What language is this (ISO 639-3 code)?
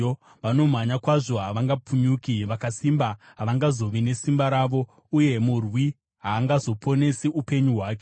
sna